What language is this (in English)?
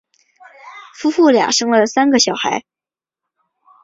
Chinese